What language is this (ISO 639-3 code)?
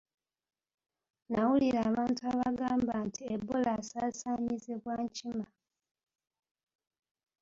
lug